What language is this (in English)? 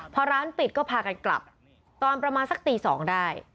Thai